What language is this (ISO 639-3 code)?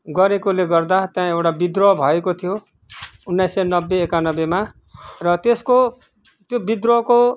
nep